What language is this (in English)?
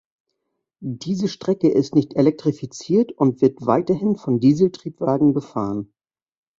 German